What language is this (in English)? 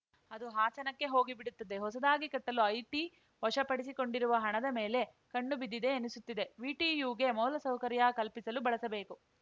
Kannada